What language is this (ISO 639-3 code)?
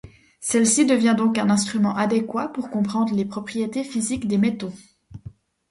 fra